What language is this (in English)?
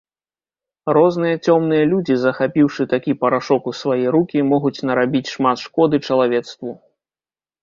Belarusian